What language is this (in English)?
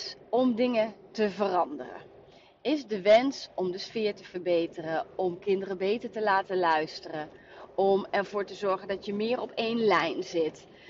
Dutch